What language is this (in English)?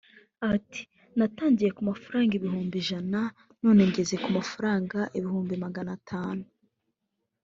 Kinyarwanda